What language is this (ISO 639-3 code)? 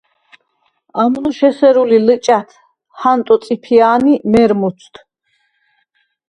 sva